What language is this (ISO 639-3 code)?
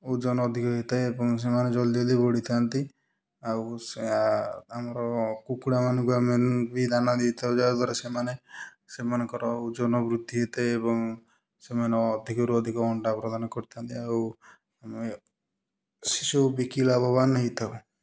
ori